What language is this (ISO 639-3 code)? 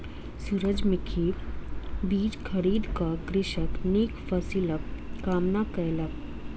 mai